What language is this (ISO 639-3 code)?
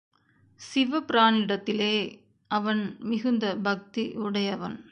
tam